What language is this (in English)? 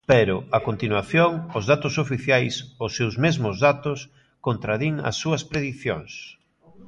Galician